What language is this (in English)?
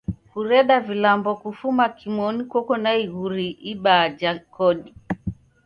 Taita